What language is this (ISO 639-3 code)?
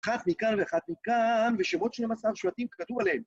heb